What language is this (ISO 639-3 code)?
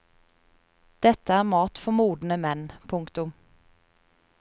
nor